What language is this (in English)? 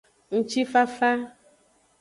Aja (Benin)